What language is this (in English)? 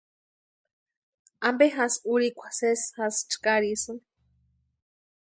Western Highland Purepecha